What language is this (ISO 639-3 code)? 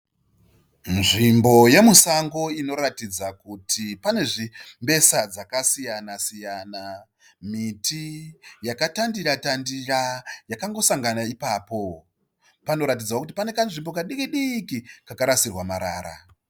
sna